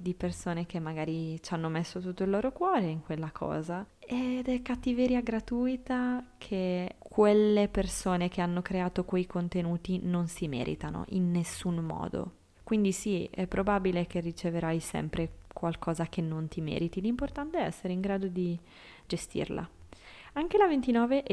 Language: Italian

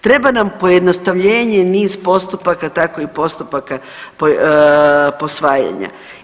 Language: Croatian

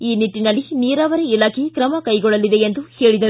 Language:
Kannada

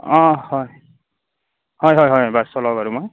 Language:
Assamese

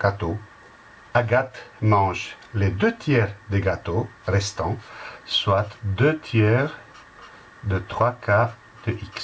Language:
French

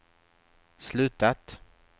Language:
Swedish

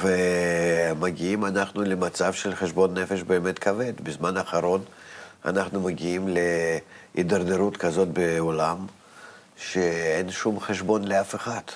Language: Hebrew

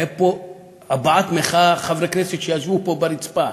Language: Hebrew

